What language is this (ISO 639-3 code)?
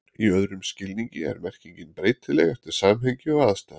isl